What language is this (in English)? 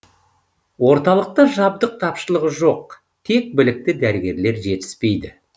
Kazakh